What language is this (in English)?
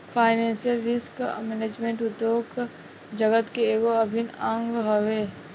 Bhojpuri